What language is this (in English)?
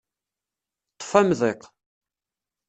Kabyle